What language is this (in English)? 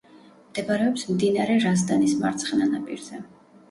Georgian